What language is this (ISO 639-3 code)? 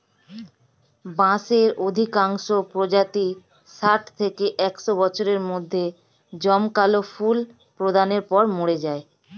ben